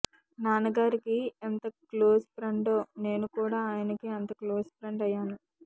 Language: Telugu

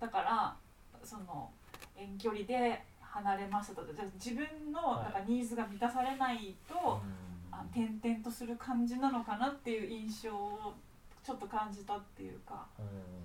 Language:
Japanese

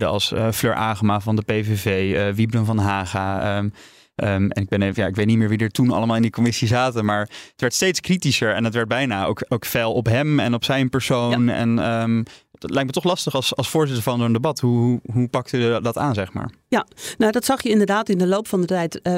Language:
Dutch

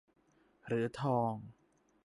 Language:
Thai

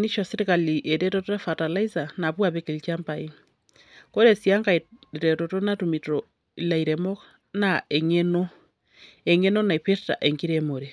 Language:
Masai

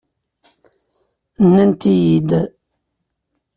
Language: Kabyle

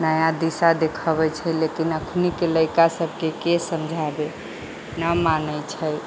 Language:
Maithili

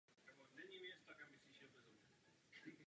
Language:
Czech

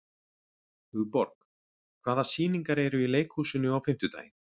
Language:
Icelandic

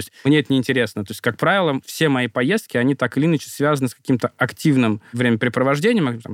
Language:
Russian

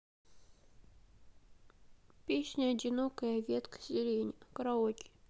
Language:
Russian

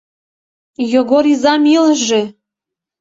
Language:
Mari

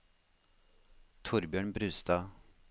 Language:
Norwegian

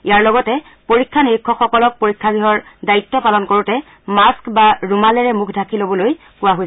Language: Assamese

